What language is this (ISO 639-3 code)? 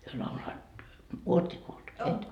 fin